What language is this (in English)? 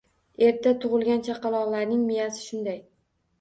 Uzbek